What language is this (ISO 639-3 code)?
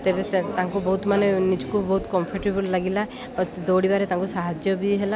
ori